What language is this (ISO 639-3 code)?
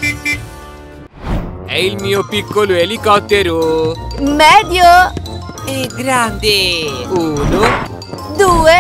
ita